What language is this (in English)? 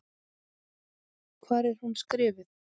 Icelandic